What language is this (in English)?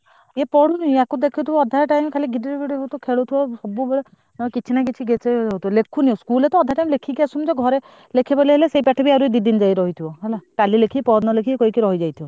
Odia